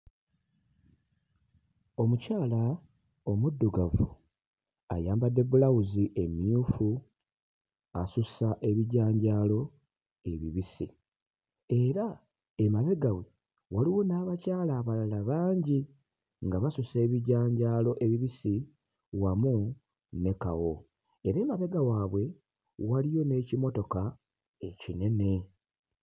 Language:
Ganda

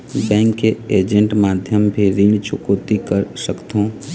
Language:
Chhattisgarhi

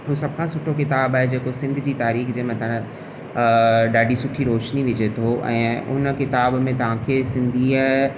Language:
Sindhi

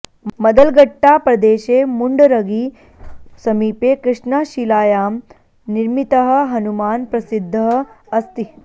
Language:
Sanskrit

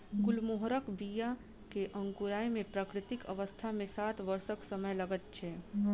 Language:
Maithili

